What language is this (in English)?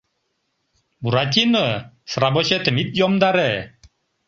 Mari